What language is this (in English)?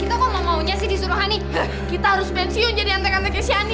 Indonesian